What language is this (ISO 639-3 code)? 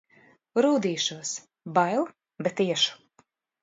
lav